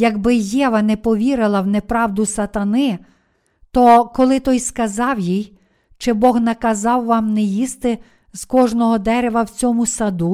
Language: Ukrainian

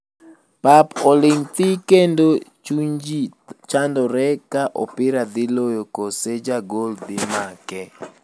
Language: Luo (Kenya and Tanzania)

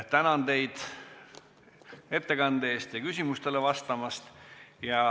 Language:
Estonian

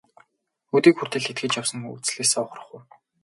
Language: Mongolian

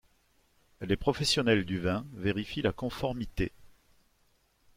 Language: French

